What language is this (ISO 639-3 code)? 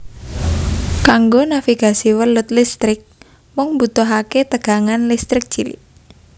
jav